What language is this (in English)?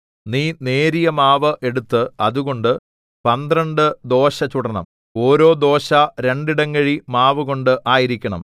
Malayalam